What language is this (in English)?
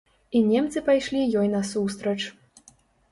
Belarusian